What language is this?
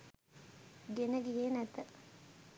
Sinhala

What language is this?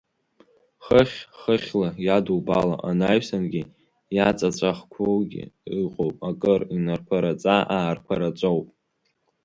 Abkhazian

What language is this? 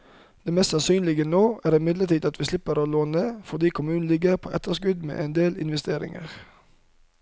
Norwegian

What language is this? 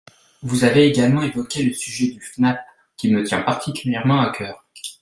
French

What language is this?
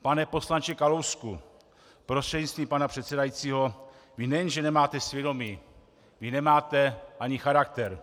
Czech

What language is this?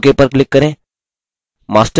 Hindi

